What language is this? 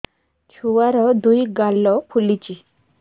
Odia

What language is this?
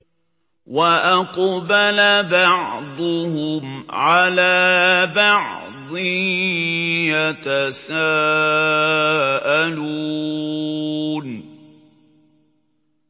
Arabic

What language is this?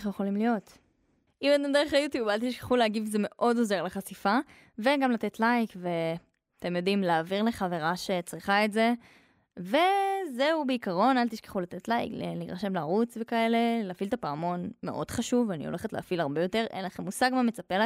Hebrew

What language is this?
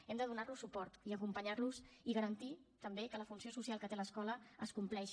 Catalan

